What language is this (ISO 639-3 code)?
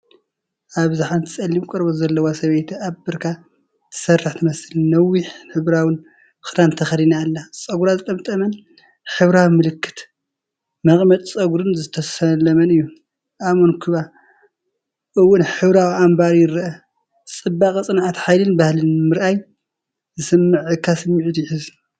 tir